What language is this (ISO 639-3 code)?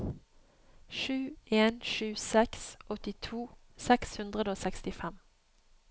nor